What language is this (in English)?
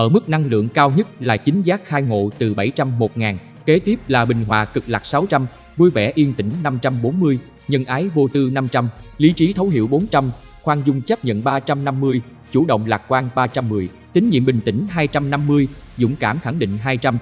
Vietnamese